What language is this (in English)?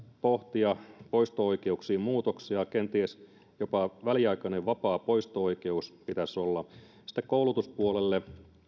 Finnish